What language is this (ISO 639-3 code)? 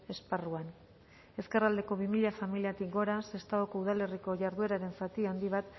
eus